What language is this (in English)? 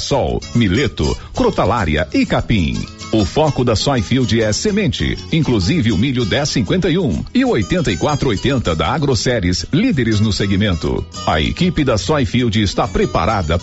Portuguese